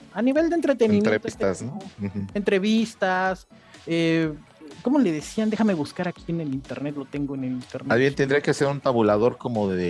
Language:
Spanish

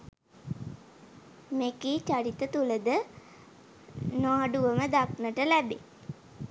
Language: Sinhala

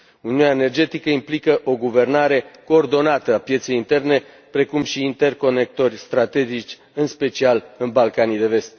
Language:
Romanian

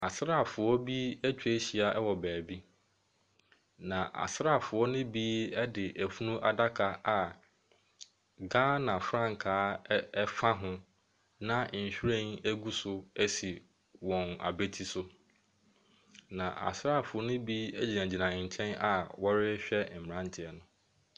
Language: Akan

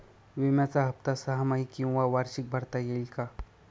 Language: Marathi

